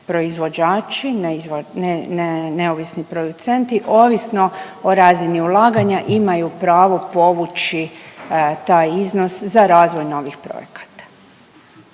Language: Croatian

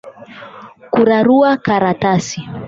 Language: Swahili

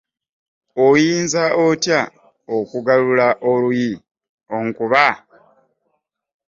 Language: Ganda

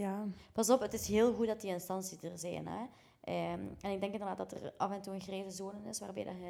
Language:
Dutch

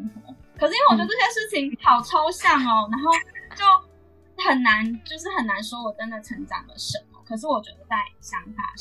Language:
Chinese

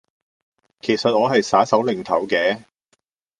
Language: Cantonese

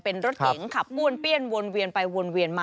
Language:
Thai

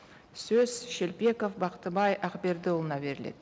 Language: Kazakh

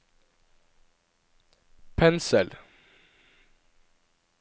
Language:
Norwegian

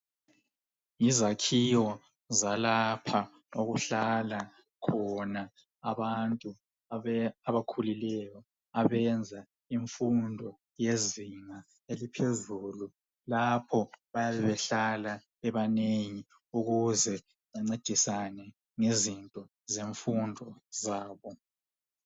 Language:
North Ndebele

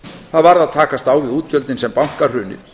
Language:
Icelandic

